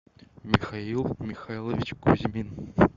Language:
Russian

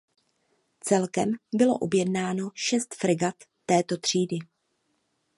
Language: Czech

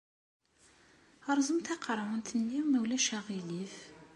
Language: Kabyle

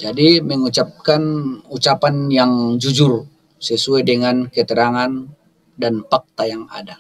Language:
Indonesian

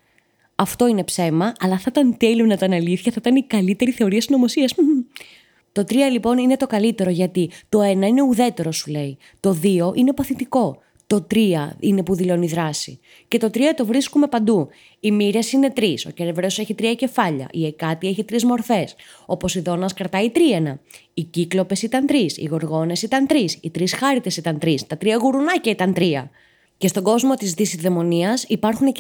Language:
Greek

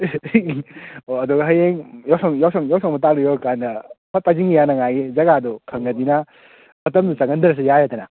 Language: Manipuri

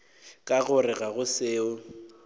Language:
Northern Sotho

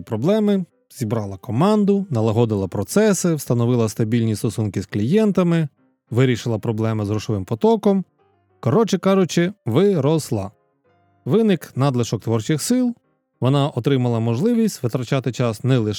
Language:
Ukrainian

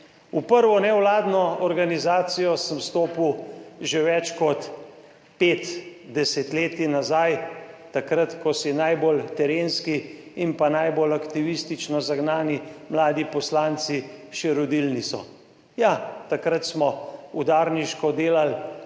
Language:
Slovenian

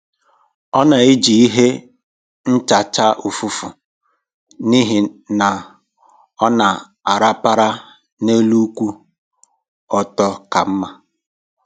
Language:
Igbo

